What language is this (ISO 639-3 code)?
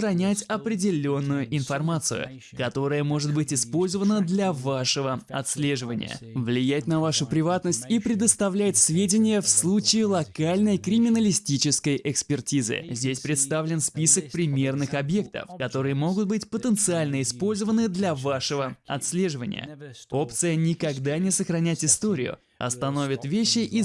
rus